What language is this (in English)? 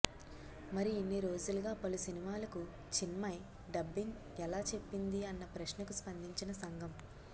Telugu